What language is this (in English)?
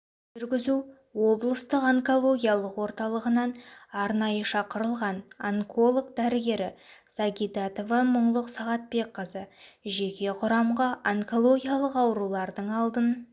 Kazakh